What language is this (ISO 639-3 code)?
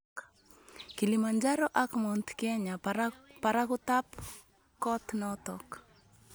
kln